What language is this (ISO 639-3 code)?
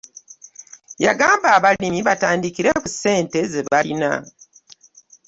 lug